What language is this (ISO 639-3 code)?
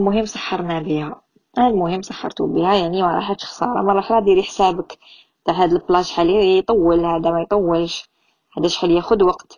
ara